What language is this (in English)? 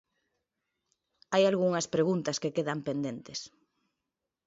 Galician